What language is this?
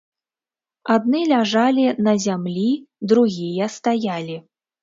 Belarusian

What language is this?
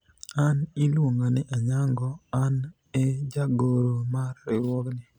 Luo (Kenya and Tanzania)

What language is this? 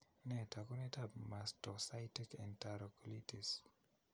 Kalenjin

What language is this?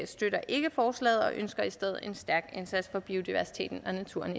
Danish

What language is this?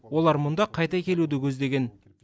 Kazakh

